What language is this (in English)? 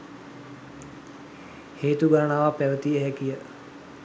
Sinhala